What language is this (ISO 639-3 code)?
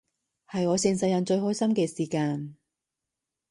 yue